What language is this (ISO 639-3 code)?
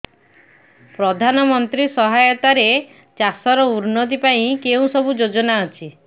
ori